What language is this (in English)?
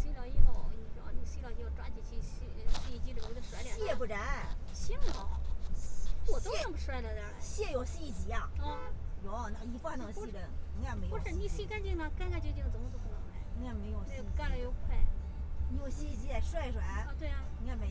Chinese